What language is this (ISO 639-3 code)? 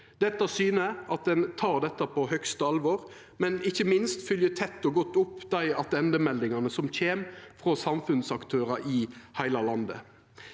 nor